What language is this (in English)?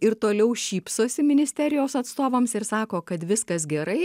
Lithuanian